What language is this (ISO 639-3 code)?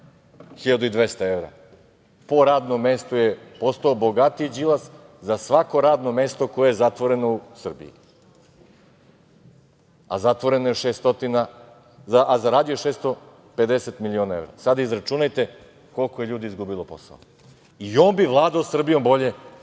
srp